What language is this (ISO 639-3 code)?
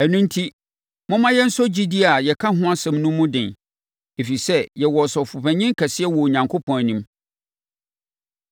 aka